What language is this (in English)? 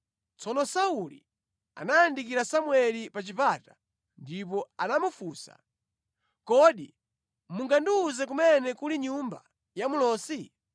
Nyanja